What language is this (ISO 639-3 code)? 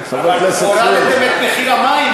heb